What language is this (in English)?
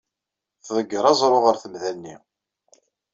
Kabyle